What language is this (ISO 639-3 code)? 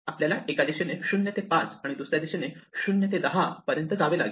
mar